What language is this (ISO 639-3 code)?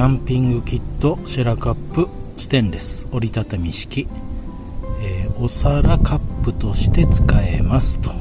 jpn